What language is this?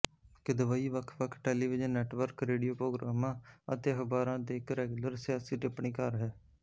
Punjabi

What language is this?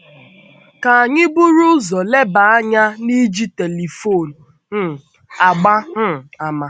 Igbo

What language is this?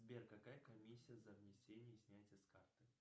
Russian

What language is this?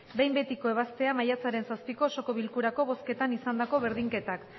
Basque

